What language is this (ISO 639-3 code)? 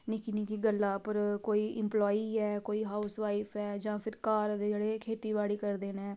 doi